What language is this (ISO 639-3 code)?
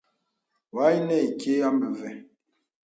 beb